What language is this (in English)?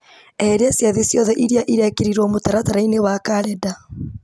Kikuyu